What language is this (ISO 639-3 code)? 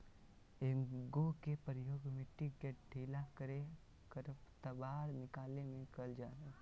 mag